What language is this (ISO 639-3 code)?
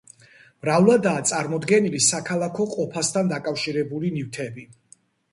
kat